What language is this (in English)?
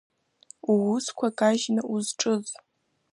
Abkhazian